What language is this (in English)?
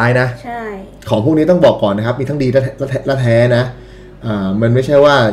Thai